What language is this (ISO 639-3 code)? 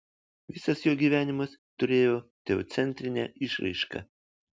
lit